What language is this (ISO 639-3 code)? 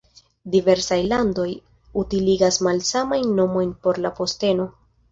epo